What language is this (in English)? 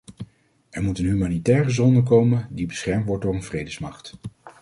Dutch